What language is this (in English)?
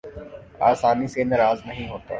Urdu